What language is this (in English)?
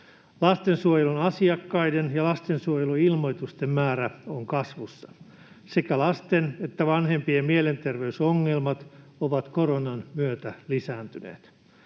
Finnish